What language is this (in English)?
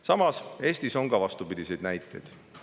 Estonian